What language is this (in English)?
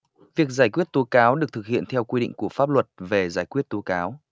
Vietnamese